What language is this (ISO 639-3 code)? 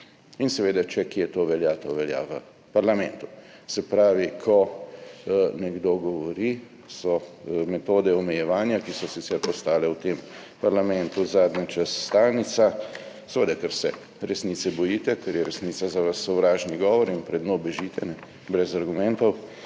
slv